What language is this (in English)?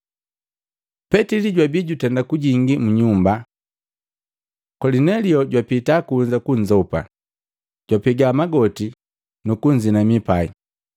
Matengo